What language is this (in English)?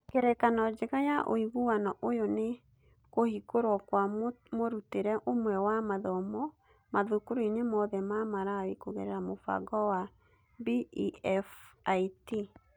Kikuyu